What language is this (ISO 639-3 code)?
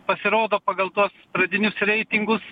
lit